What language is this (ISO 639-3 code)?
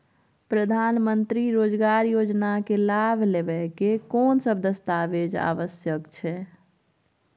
mai